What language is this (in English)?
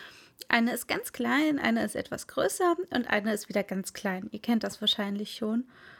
German